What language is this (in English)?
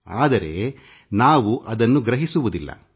Kannada